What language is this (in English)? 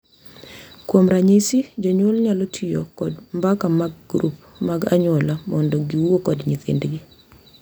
Luo (Kenya and Tanzania)